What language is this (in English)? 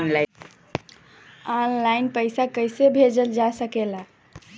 Bhojpuri